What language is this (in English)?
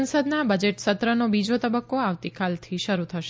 Gujarati